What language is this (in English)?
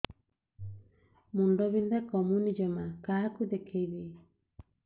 Odia